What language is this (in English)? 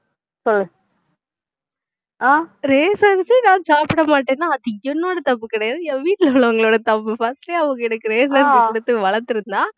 Tamil